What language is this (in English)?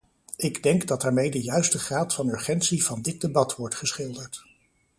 Dutch